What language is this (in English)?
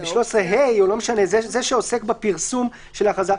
Hebrew